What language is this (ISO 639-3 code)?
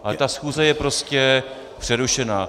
ces